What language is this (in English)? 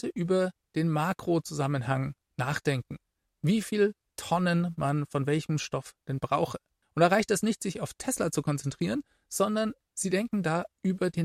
German